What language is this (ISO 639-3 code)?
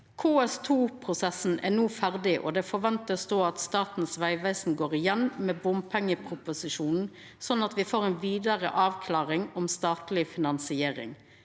nor